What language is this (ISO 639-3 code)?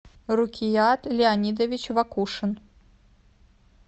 rus